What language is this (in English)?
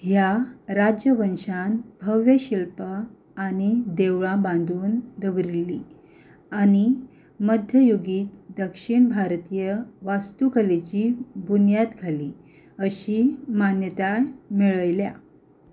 Konkani